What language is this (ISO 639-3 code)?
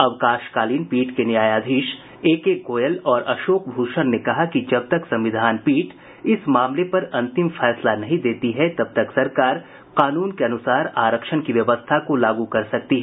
hin